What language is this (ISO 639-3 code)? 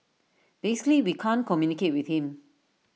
eng